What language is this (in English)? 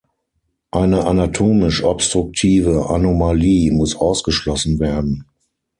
German